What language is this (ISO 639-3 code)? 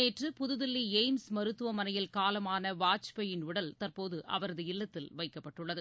tam